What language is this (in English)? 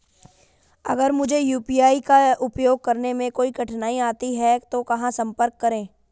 Hindi